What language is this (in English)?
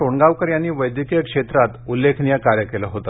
Marathi